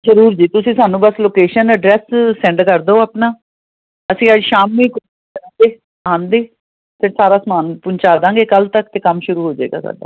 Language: Punjabi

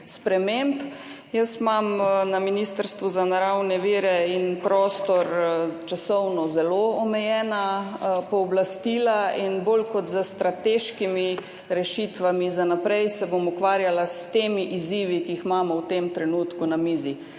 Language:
Slovenian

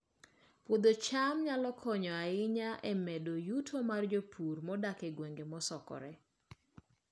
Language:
Luo (Kenya and Tanzania)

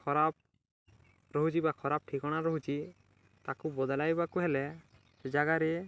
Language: Odia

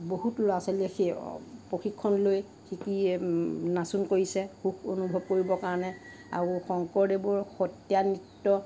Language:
Assamese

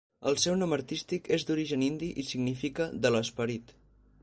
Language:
Catalan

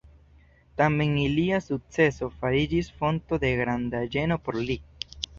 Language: Esperanto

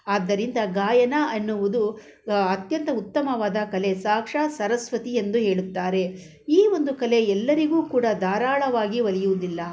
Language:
Kannada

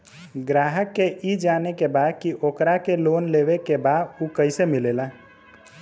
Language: Bhojpuri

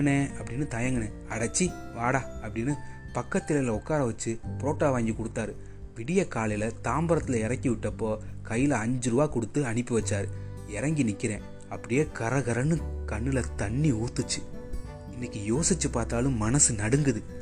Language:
Tamil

